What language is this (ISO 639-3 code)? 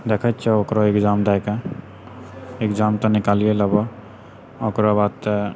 mai